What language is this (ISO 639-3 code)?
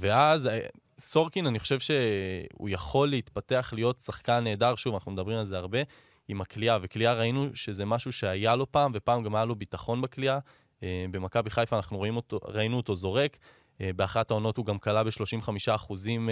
heb